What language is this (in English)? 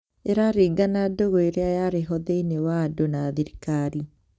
Kikuyu